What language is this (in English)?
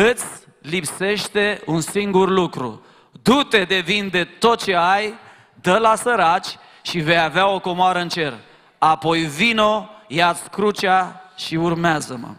Romanian